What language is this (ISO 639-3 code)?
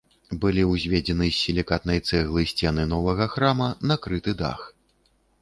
bel